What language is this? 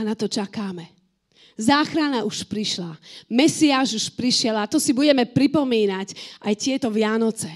Slovak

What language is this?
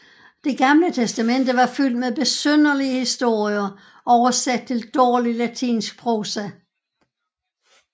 Danish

